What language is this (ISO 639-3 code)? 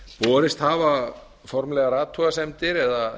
isl